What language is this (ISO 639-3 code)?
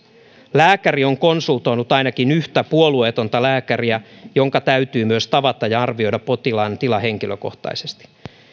fin